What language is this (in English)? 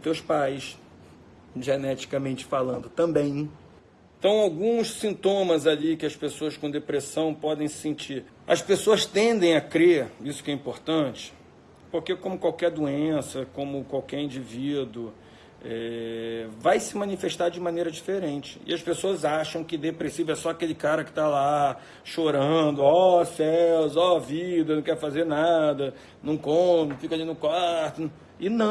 Portuguese